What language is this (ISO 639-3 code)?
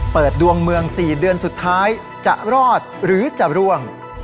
tha